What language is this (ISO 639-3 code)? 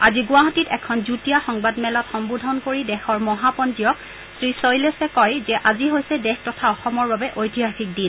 asm